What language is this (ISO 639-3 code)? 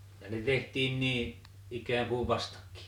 fin